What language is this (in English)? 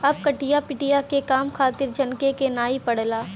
Bhojpuri